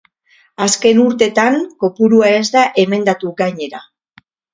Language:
Basque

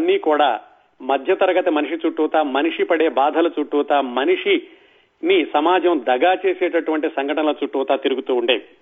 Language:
Telugu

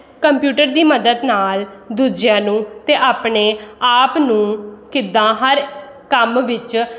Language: Punjabi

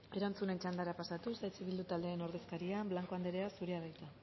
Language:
Basque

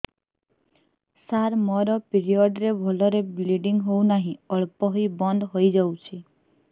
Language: Odia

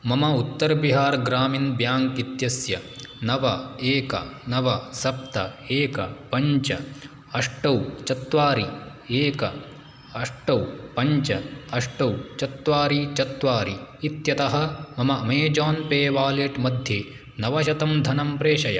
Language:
Sanskrit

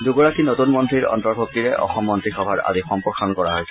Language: Assamese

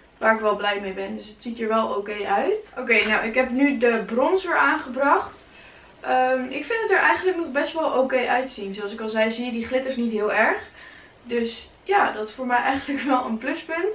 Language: Dutch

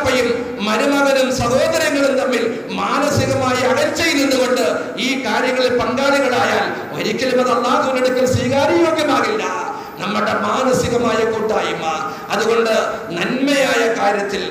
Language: Arabic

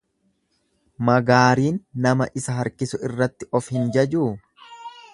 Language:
Oromo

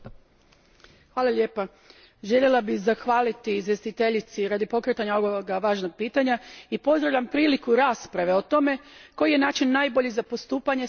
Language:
Croatian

